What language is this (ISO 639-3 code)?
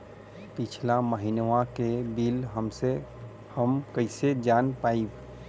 bho